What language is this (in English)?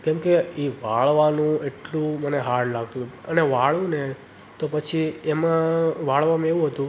Gujarati